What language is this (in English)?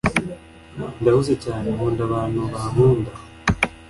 Kinyarwanda